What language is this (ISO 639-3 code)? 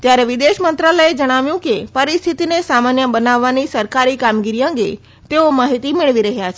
guj